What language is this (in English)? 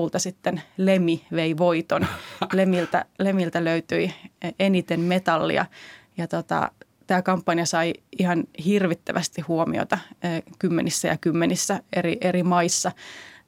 Finnish